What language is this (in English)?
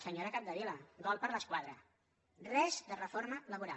Catalan